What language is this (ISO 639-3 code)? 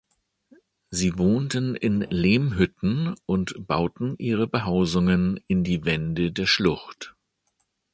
deu